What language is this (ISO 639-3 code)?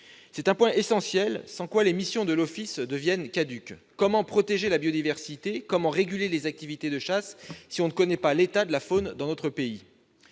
fra